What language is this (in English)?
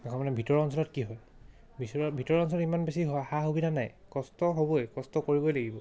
Assamese